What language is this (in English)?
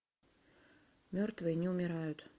Russian